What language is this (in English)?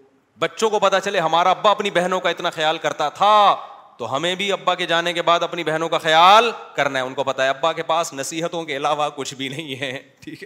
Urdu